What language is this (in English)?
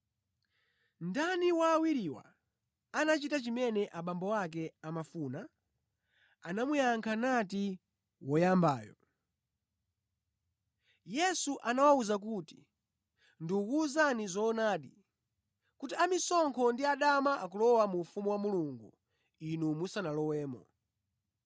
Nyanja